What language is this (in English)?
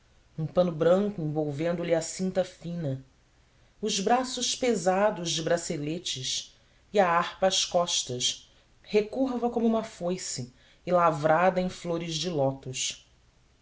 Portuguese